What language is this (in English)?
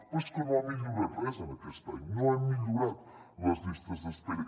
Catalan